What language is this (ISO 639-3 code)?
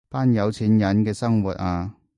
yue